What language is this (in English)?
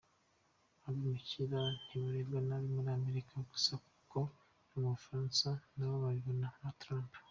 Kinyarwanda